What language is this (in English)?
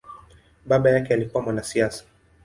Swahili